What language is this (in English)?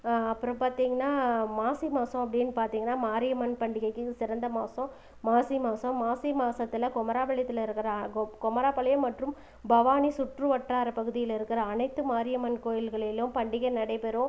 Tamil